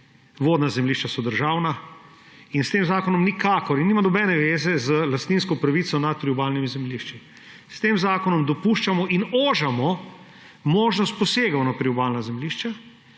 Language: Slovenian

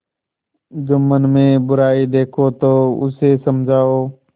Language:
Hindi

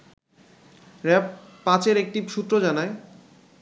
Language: Bangla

